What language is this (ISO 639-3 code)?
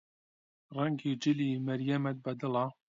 ckb